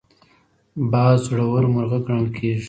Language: Pashto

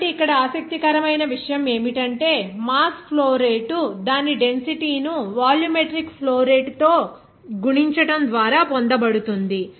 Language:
Telugu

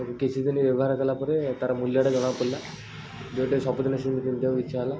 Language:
Odia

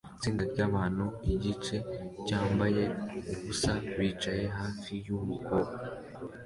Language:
Kinyarwanda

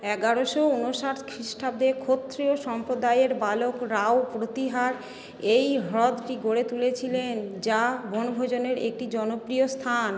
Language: Bangla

